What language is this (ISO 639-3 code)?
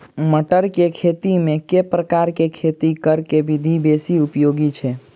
mai